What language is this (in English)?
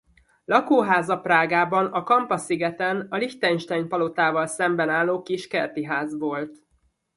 Hungarian